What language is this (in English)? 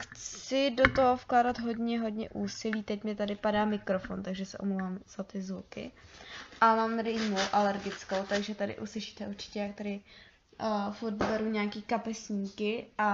Czech